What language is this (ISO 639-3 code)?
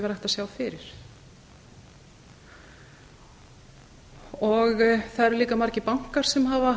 isl